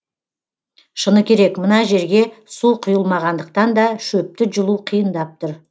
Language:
Kazakh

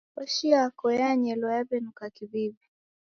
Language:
Taita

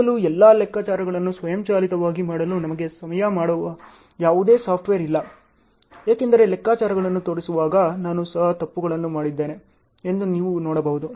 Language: Kannada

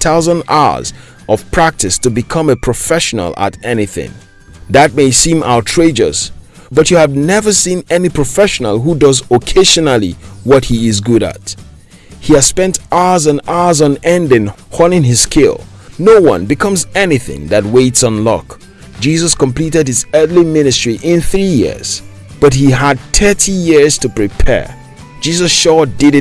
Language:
English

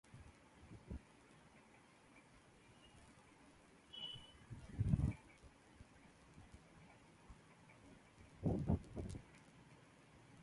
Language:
Tamil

